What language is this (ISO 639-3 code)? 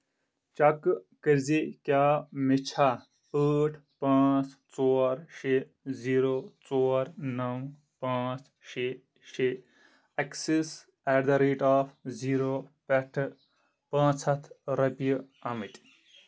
kas